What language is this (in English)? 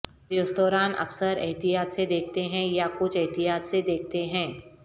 Urdu